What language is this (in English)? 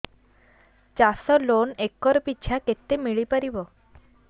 Odia